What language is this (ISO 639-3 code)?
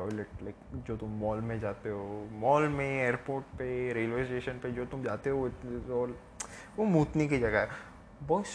hin